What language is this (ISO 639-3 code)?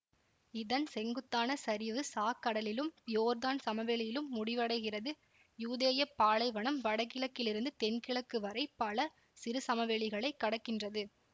tam